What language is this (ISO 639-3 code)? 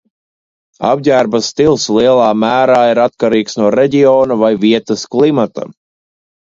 lav